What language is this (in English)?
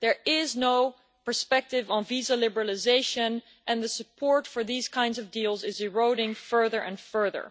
English